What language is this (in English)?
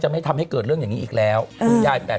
Thai